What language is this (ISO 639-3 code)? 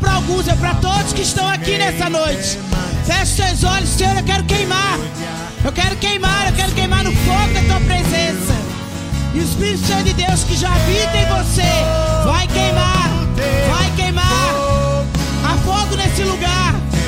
por